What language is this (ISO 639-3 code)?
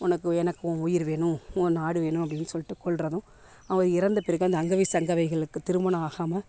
tam